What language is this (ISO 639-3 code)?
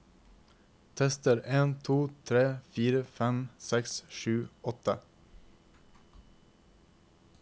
nor